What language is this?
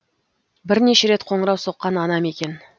Kazakh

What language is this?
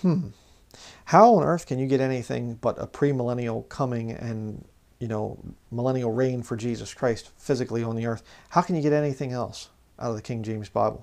English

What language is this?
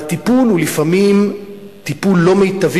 Hebrew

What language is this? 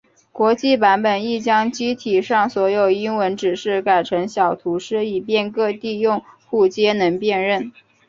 Chinese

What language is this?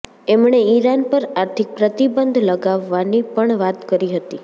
Gujarati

